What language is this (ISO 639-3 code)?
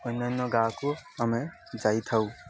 ori